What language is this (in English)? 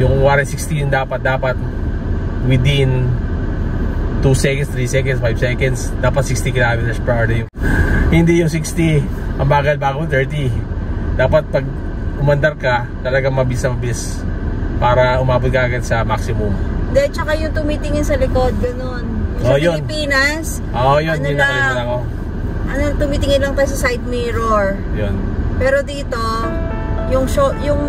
Filipino